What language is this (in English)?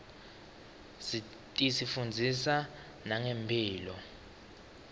Swati